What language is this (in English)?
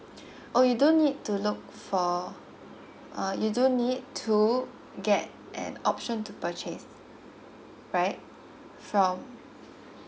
English